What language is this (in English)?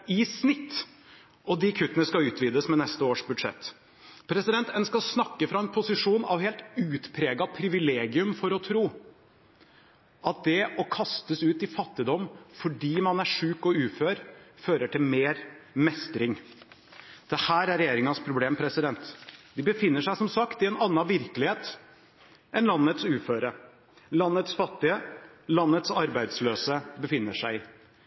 Norwegian Bokmål